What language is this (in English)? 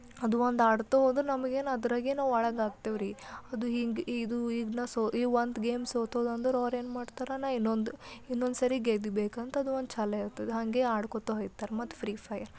Kannada